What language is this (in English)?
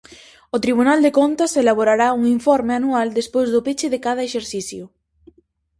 Galician